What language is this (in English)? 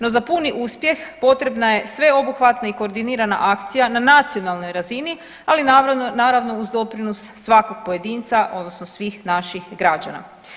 Croatian